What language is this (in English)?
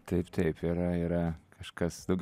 Lithuanian